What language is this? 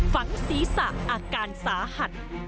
Thai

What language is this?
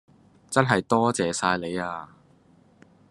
Cantonese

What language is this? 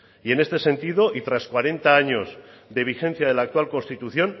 Spanish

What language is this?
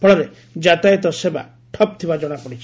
Odia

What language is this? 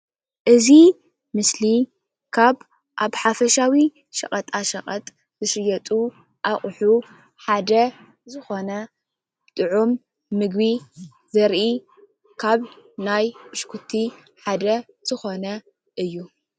Tigrinya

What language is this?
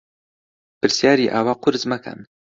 Central Kurdish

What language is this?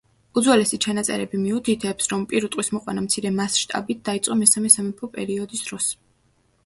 Georgian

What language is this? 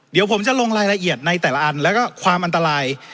Thai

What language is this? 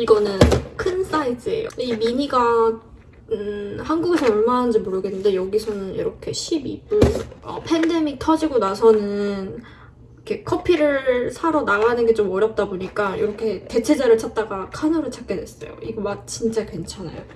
Korean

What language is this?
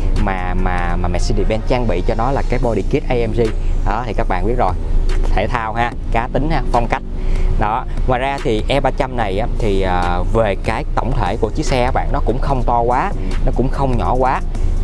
Vietnamese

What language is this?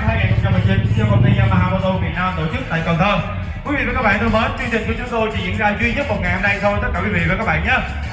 Vietnamese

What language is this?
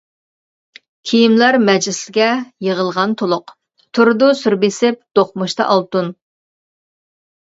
Uyghur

